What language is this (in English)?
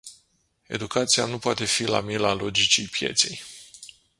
Romanian